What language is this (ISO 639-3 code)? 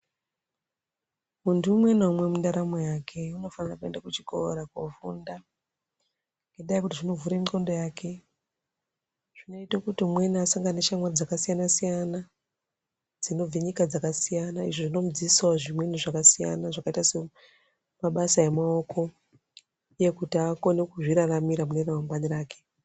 ndc